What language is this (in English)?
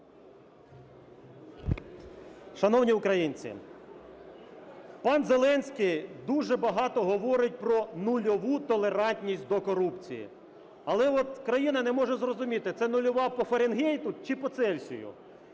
Ukrainian